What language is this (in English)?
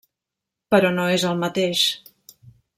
Catalan